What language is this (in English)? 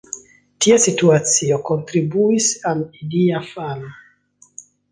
Esperanto